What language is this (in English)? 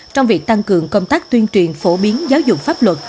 Vietnamese